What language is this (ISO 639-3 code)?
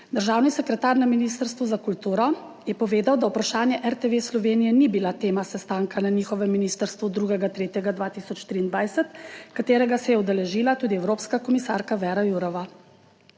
slv